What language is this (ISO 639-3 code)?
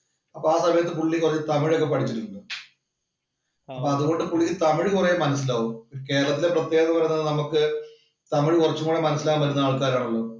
mal